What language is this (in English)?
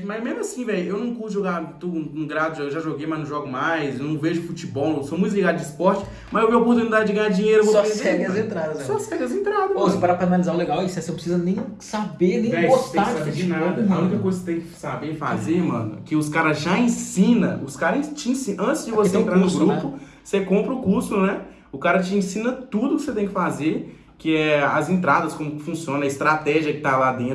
Portuguese